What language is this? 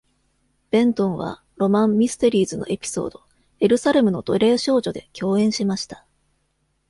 Japanese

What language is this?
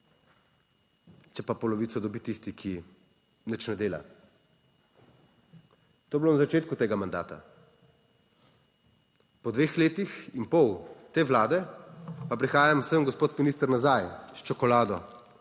Slovenian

